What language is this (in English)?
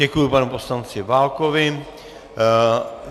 Czech